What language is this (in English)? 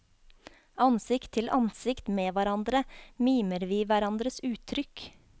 Norwegian